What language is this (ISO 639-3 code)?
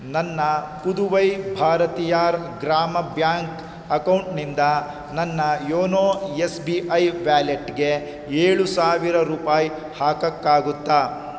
kan